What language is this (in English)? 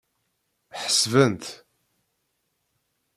Kabyle